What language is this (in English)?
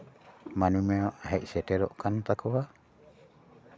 Santali